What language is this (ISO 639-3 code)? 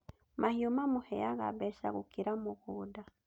kik